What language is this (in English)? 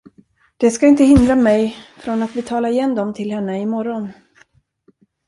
Swedish